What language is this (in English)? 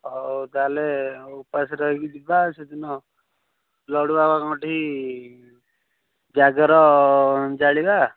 Odia